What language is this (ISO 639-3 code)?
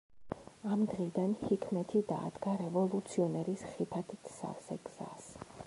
kat